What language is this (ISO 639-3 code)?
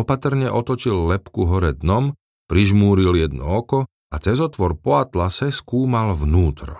slk